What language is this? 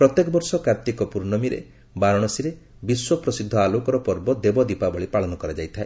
Odia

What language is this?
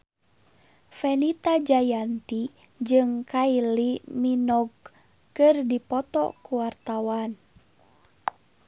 Sundanese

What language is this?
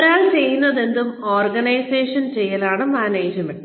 Malayalam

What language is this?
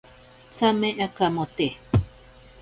Ashéninka Perené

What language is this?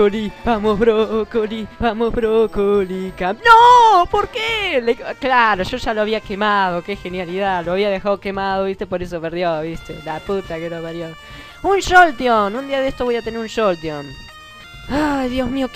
Spanish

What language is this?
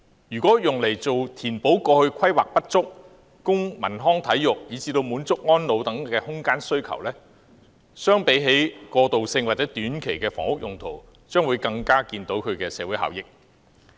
Cantonese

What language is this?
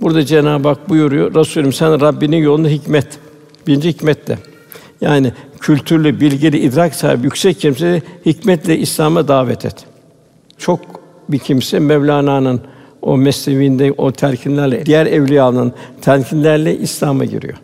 Turkish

